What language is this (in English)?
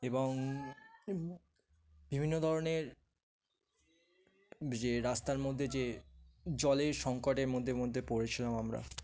Bangla